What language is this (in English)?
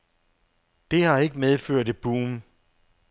Danish